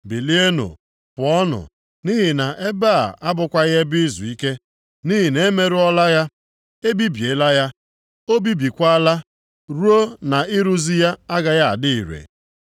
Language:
Igbo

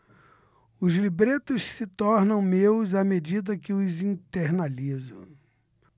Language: Portuguese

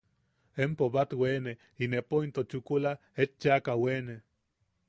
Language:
Yaqui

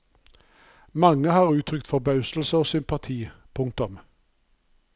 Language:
Norwegian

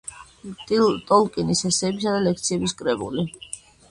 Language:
Georgian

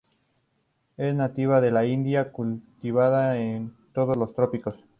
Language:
Spanish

